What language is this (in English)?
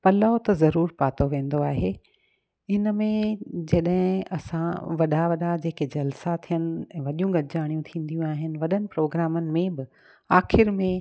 Sindhi